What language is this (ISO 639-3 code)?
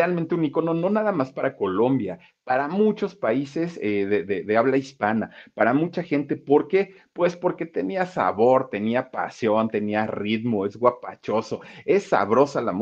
spa